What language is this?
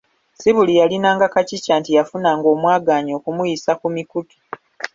Ganda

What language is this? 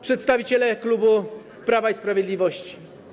Polish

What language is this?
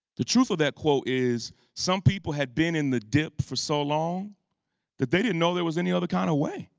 English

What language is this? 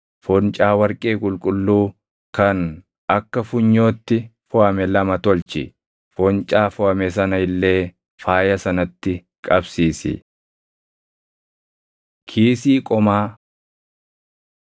Oromo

